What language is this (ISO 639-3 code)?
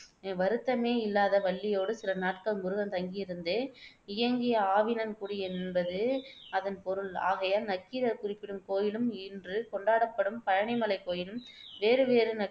tam